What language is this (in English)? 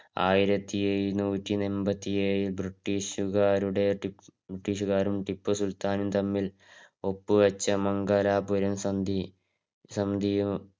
Malayalam